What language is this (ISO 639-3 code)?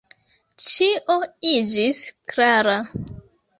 epo